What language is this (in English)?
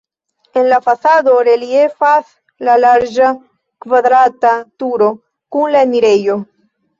Esperanto